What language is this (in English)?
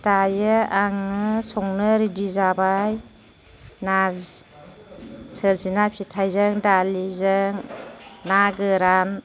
Bodo